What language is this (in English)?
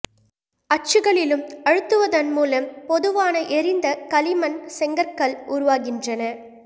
Tamil